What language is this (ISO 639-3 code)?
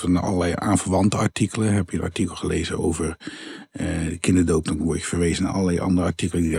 nld